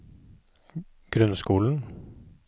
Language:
Norwegian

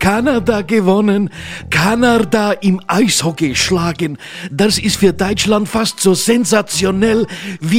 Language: German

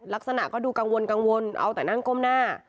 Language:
Thai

